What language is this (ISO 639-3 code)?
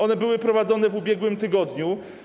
pol